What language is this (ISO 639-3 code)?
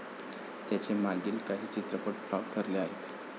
mar